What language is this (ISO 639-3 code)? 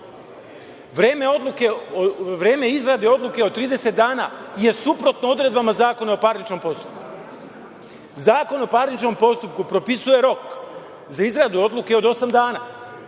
srp